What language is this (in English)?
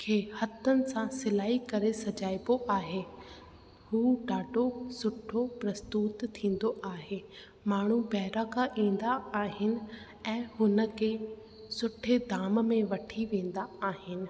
Sindhi